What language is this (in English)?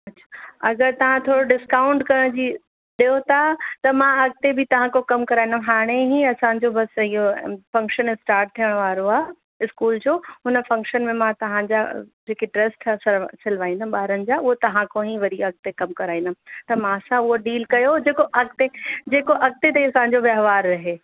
Sindhi